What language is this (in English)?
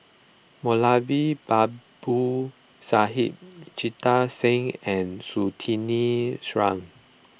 English